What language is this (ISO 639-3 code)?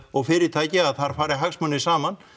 isl